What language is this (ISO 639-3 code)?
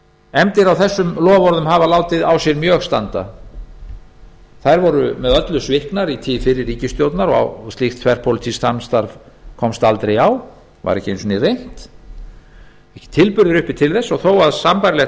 isl